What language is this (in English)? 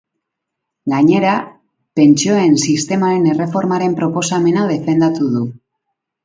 Basque